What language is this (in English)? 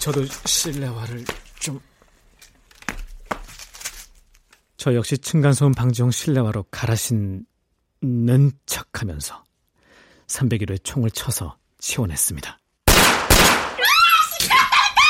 Korean